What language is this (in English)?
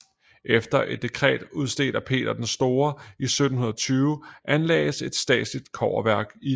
Danish